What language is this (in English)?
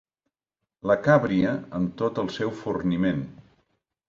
Catalan